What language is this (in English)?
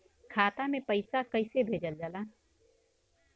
Bhojpuri